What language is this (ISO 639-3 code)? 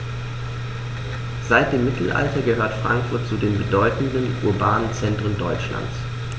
deu